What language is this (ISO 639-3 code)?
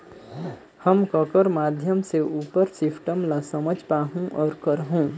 hne